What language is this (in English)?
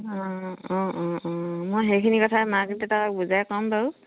Assamese